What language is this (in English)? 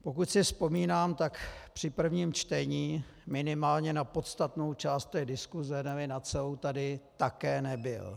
Czech